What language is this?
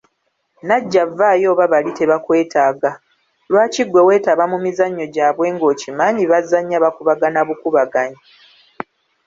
Ganda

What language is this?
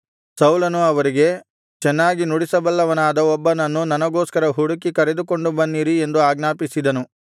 Kannada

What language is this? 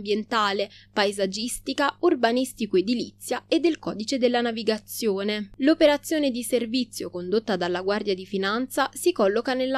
Italian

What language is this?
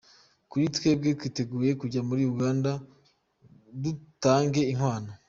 Kinyarwanda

